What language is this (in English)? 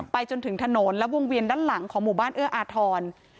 Thai